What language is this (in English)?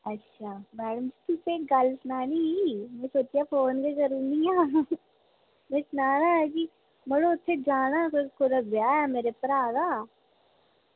Dogri